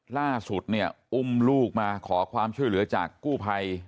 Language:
Thai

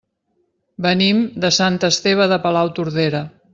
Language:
Catalan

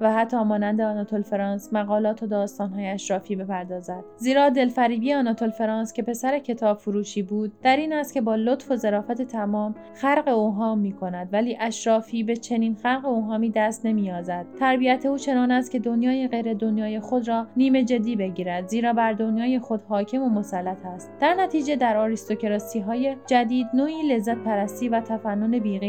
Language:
Persian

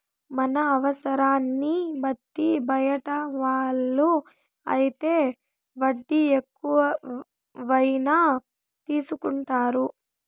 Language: Telugu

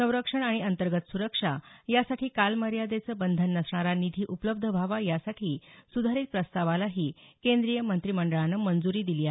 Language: Marathi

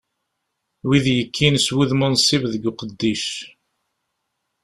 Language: Kabyle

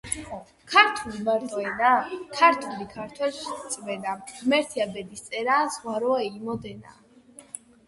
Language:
Georgian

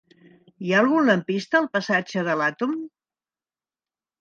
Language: Catalan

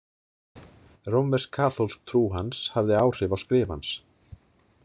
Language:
Icelandic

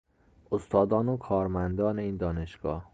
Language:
Persian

